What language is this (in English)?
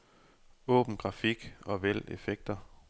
Danish